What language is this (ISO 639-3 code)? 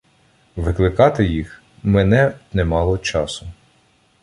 ukr